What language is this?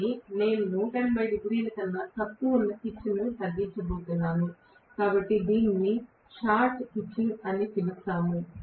Telugu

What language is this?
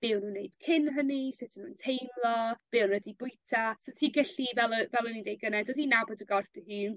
Welsh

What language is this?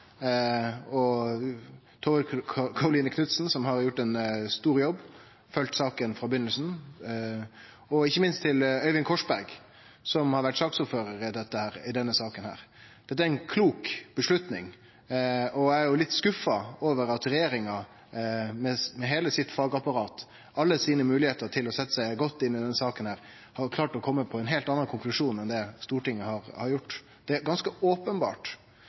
Norwegian Nynorsk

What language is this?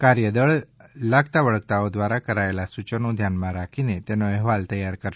Gujarati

